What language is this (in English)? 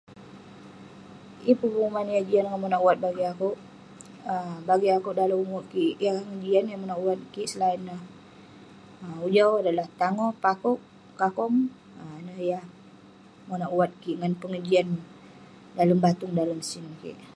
Western Penan